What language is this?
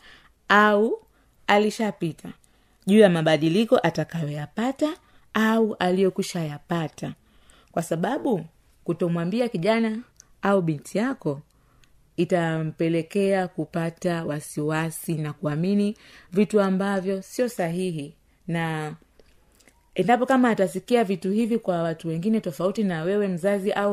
Swahili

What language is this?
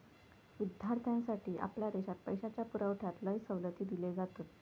Marathi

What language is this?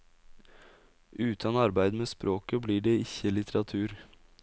Norwegian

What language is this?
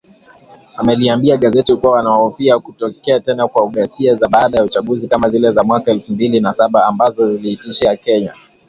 Swahili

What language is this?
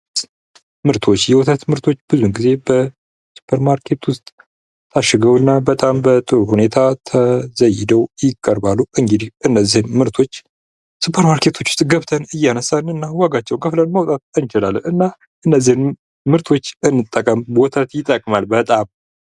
Amharic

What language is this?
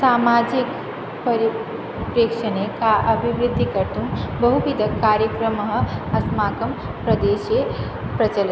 Sanskrit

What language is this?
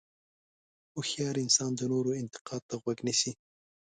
Pashto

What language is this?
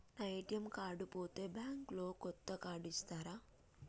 Telugu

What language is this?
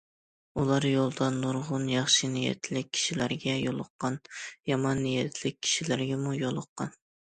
Uyghur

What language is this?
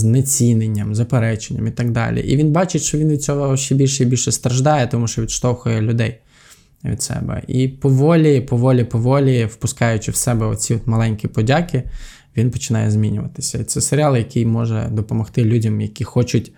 Ukrainian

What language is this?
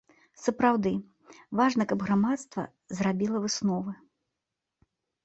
Belarusian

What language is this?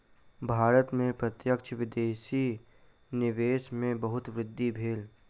Maithili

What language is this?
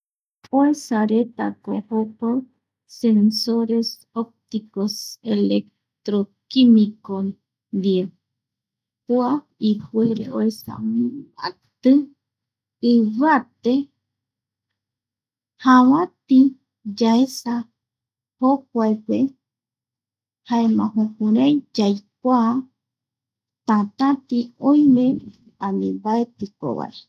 Eastern Bolivian Guaraní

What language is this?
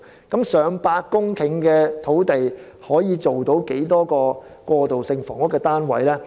Cantonese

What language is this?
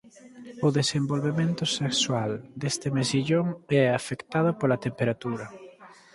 Galician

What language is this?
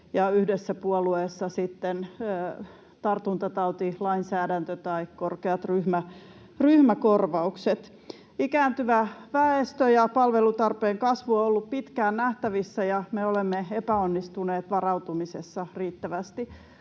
Finnish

